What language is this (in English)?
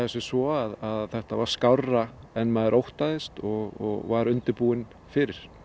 Icelandic